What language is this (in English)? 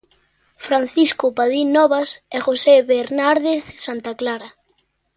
Galician